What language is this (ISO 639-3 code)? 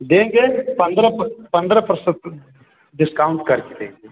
hin